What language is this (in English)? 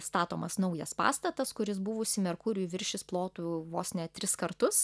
Lithuanian